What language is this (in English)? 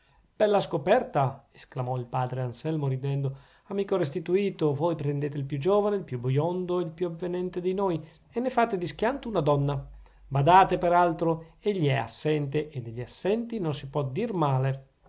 Italian